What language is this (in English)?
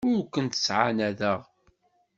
Kabyle